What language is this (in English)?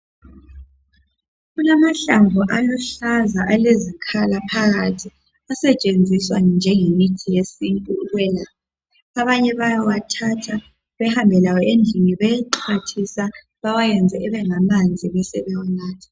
North Ndebele